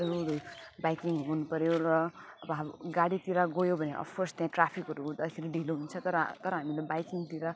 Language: Nepali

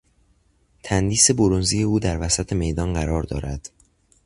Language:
Persian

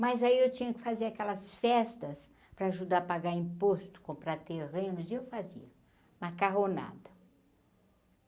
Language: Portuguese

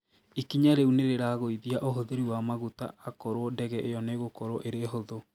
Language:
Kikuyu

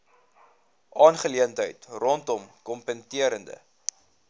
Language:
Afrikaans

